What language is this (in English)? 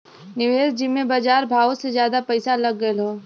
Bhojpuri